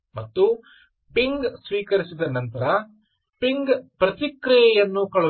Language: Kannada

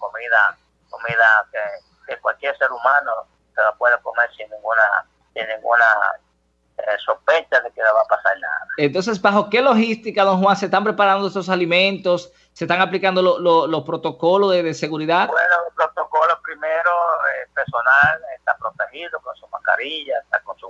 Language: Spanish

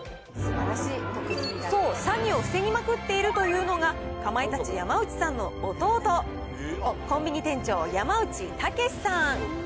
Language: Japanese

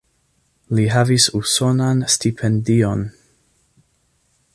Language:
Esperanto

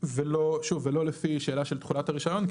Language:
Hebrew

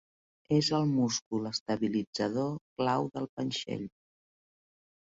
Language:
Catalan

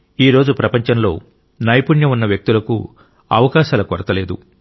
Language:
Telugu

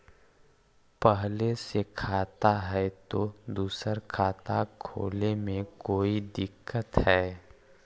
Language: Magahi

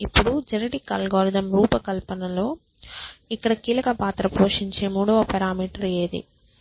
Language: Telugu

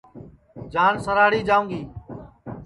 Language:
Sansi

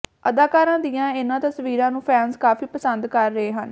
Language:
Punjabi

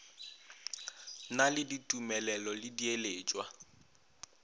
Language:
Northern Sotho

